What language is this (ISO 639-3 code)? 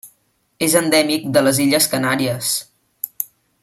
cat